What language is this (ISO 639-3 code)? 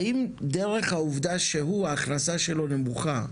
heb